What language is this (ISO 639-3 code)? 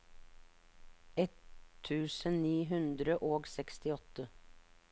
nor